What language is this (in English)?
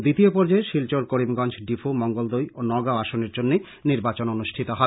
Bangla